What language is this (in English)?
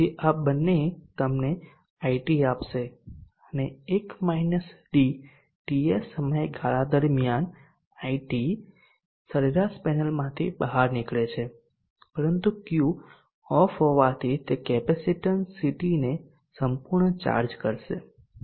Gujarati